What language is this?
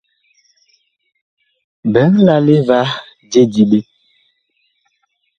Bakoko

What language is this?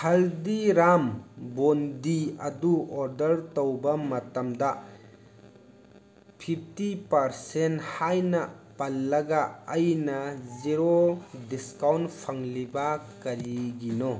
Manipuri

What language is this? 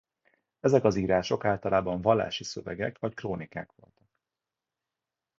Hungarian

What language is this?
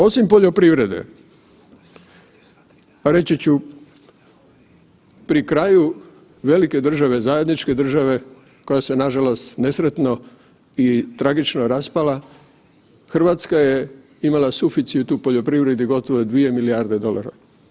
Croatian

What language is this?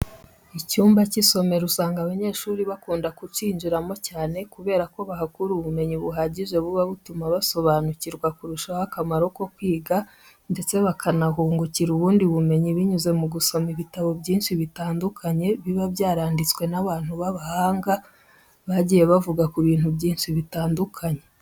Kinyarwanda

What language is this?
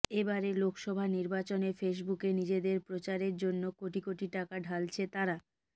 Bangla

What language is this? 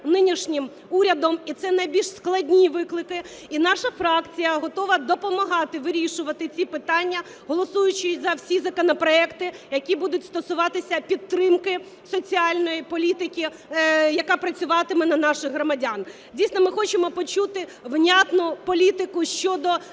Ukrainian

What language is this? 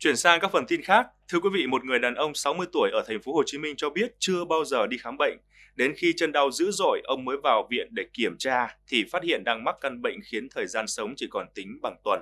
Vietnamese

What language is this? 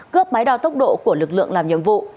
Vietnamese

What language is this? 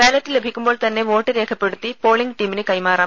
Malayalam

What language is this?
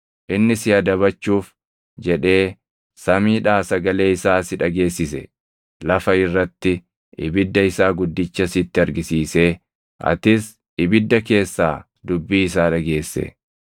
Oromo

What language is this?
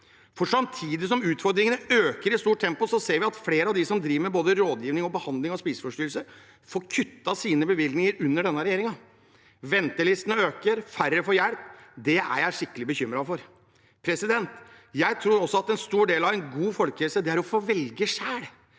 Norwegian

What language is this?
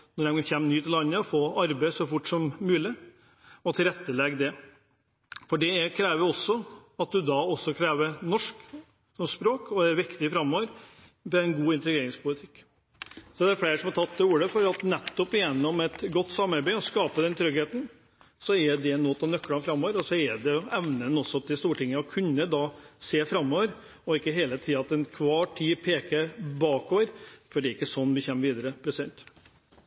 Norwegian Bokmål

